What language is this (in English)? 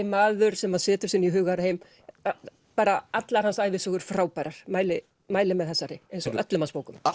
Icelandic